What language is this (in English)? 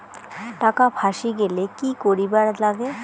Bangla